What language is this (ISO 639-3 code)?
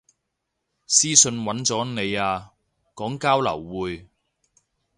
yue